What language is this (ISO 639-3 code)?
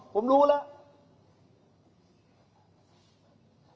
tha